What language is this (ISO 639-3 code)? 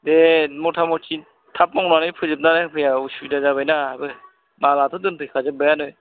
brx